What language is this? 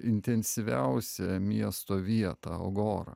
Lithuanian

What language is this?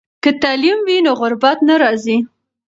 Pashto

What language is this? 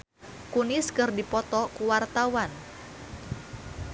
Sundanese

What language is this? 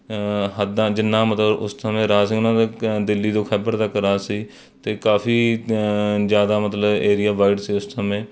Punjabi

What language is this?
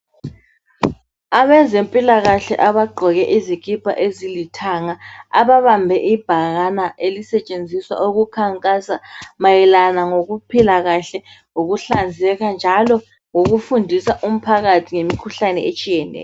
North Ndebele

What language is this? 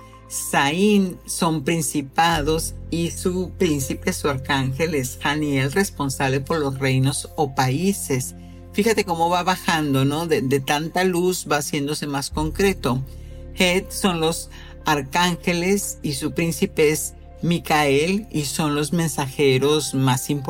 Spanish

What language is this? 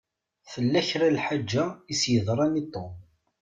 Kabyle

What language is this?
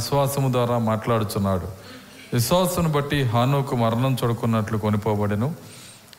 Telugu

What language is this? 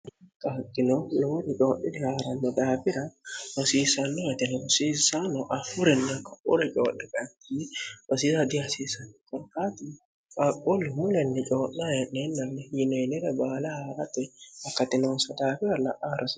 Sidamo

